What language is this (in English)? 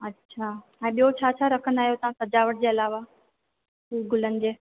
Sindhi